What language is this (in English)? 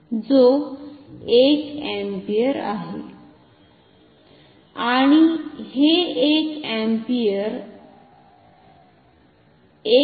Marathi